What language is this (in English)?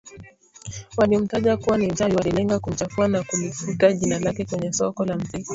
Swahili